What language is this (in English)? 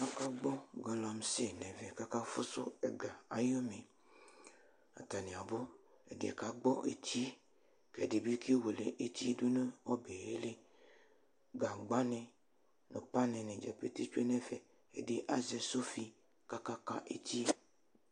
Ikposo